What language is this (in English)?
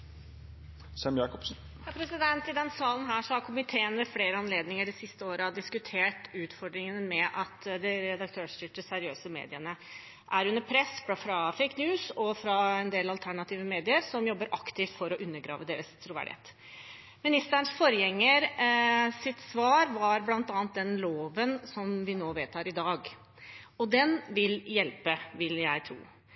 Norwegian